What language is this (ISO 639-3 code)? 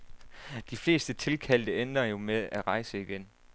dan